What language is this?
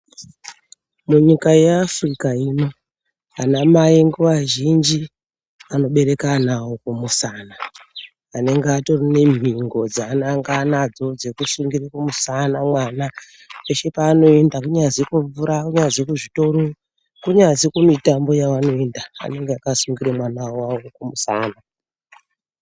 Ndau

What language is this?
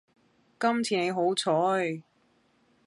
Cantonese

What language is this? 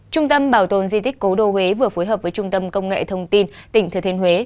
Vietnamese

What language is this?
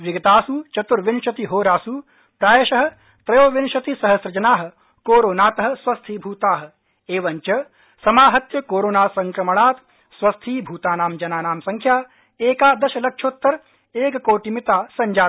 Sanskrit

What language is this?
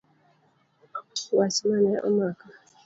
Luo (Kenya and Tanzania)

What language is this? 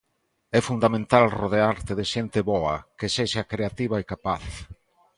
Galician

